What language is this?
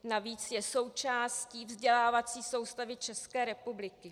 Czech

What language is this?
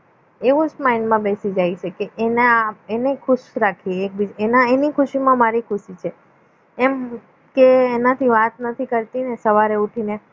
Gujarati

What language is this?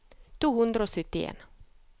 Norwegian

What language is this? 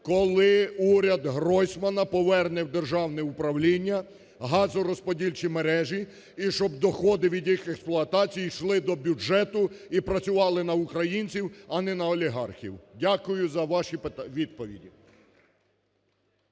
Ukrainian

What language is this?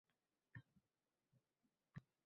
Uzbek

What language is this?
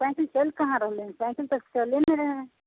Maithili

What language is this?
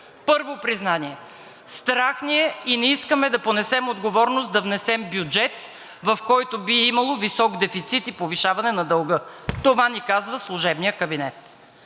Bulgarian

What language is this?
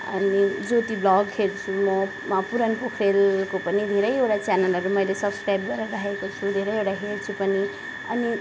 Nepali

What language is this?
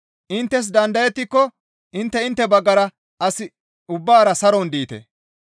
Gamo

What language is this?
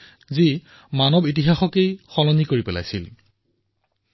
Assamese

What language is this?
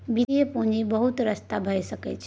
Maithili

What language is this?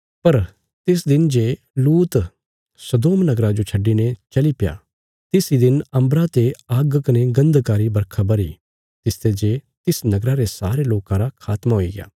Bilaspuri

